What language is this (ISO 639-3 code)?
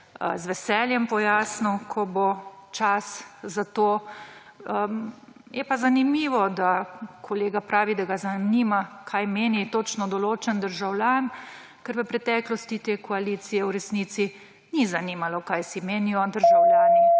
slv